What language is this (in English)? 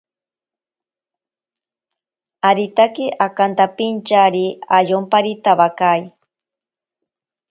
Ashéninka Perené